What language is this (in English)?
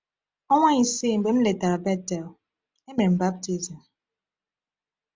Igbo